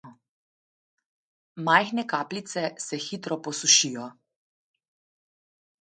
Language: Slovenian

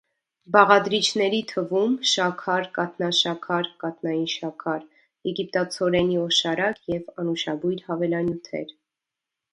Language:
Armenian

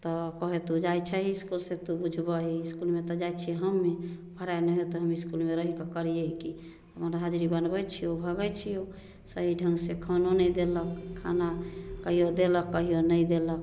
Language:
Maithili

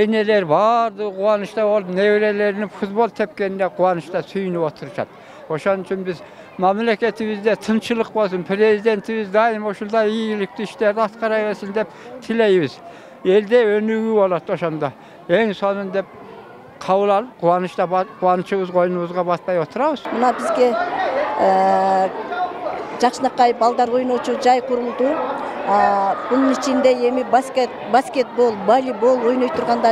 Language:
Turkish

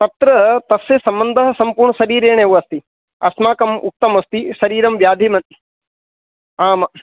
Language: Sanskrit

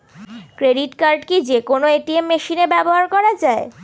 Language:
Bangla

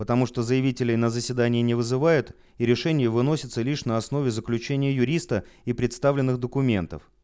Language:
Russian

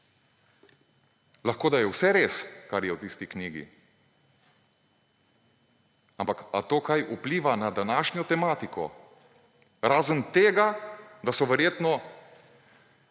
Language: Slovenian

